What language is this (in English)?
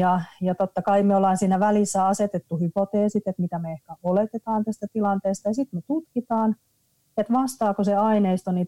Finnish